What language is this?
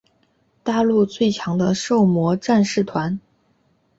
Chinese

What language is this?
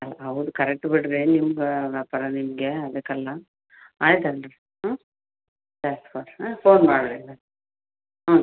Kannada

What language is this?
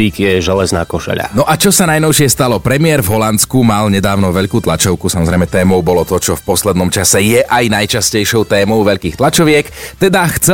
Slovak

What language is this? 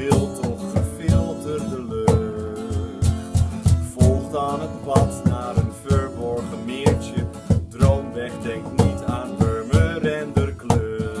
Dutch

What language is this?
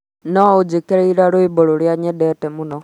Kikuyu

